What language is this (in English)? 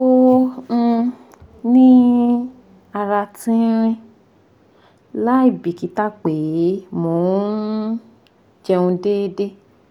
Yoruba